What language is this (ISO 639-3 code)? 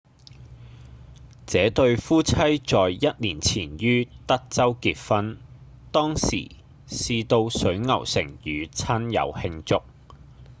yue